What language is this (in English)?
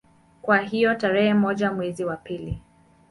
Swahili